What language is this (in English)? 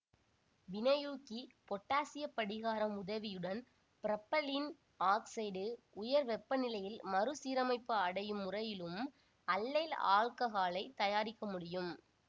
Tamil